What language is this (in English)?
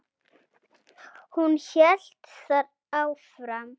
Icelandic